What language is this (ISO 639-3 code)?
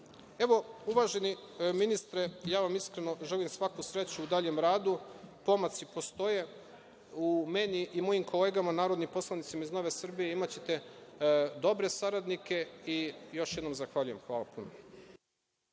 srp